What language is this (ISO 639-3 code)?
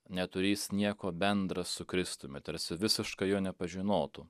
lit